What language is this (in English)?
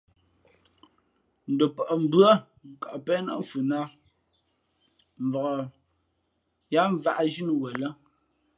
Fe'fe'